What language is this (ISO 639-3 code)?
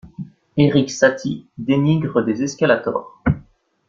fra